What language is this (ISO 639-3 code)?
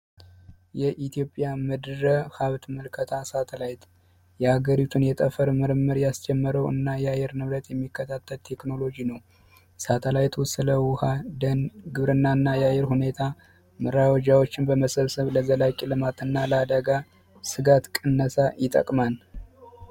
amh